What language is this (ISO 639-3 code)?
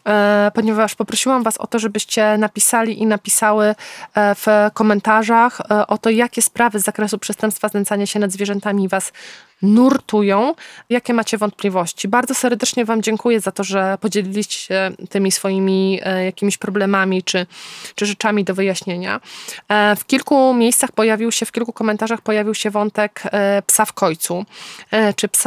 pol